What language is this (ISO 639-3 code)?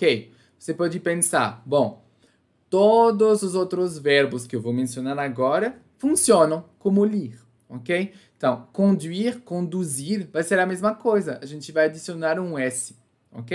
por